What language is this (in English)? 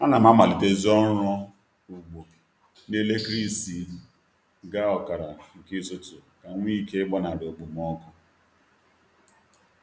Igbo